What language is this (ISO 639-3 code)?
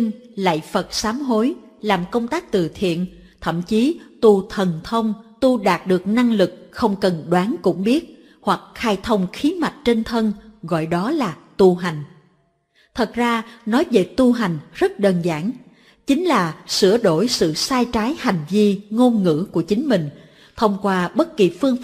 vie